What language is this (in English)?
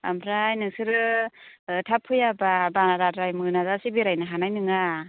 Bodo